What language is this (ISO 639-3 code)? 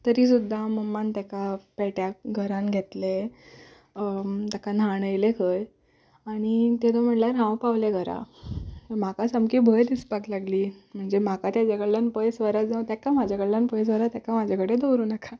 kok